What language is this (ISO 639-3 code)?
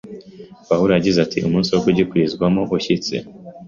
kin